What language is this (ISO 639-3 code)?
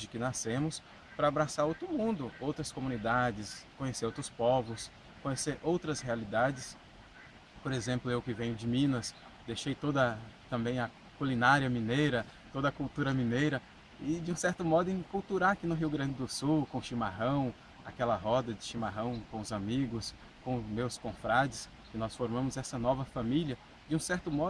por